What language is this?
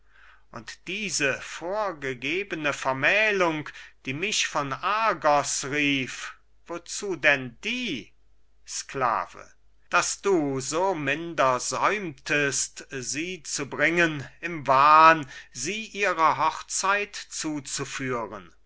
German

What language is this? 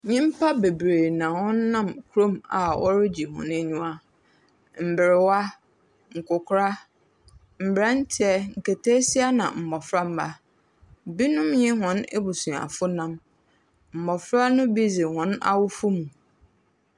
Akan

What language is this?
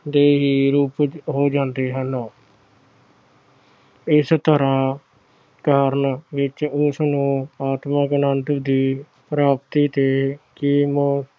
Punjabi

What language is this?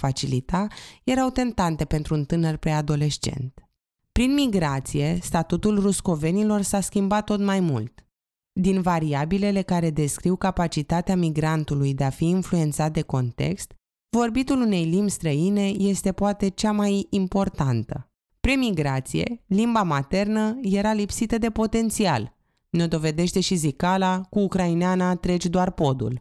Romanian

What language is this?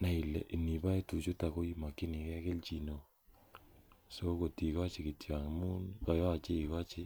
Kalenjin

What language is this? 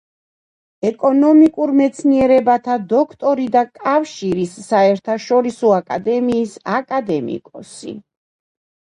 Georgian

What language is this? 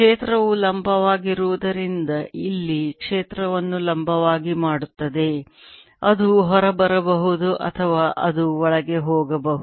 Kannada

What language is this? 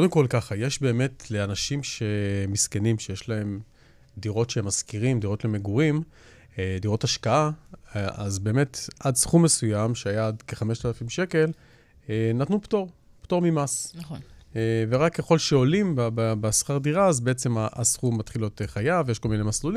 Hebrew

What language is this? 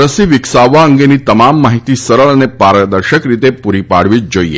Gujarati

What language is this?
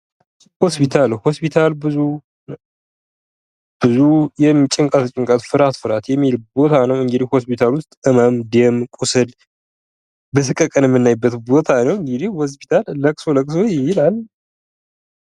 Amharic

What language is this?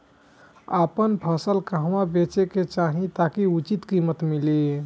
Bhojpuri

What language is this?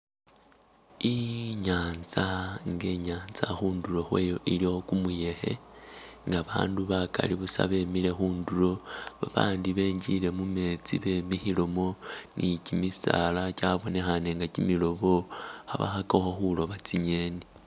Masaaba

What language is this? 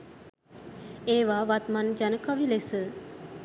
Sinhala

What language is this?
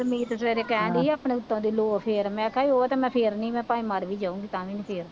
Punjabi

